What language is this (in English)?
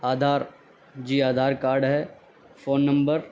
Urdu